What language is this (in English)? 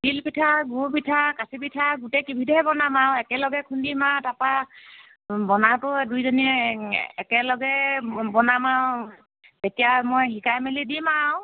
Assamese